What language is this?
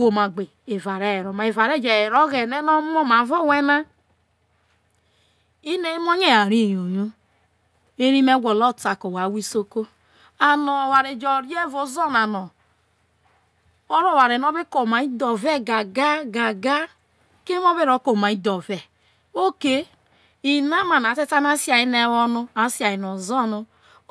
Isoko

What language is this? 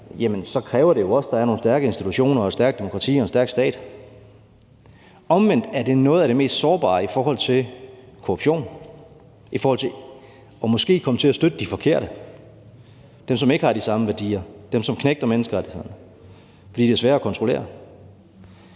Danish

